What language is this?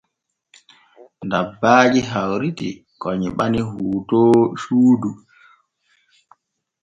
Borgu Fulfulde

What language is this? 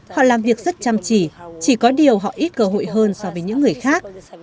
Vietnamese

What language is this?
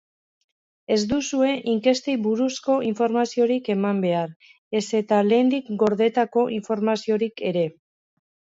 Basque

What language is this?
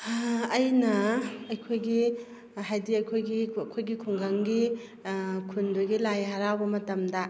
Manipuri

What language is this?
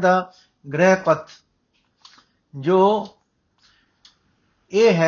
Punjabi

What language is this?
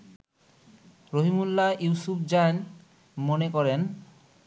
Bangla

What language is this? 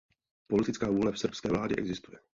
Czech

